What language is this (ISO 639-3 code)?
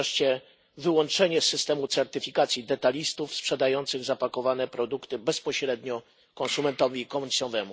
pol